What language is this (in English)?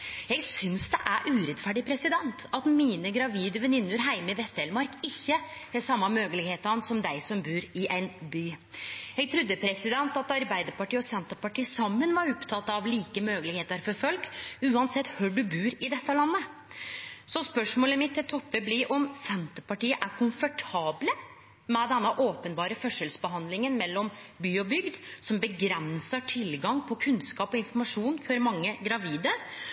Norwegian Nynorsk